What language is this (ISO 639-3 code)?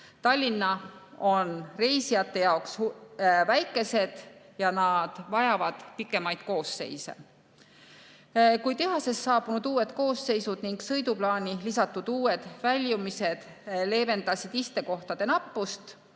est